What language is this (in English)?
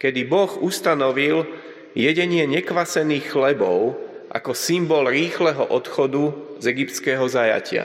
Slovak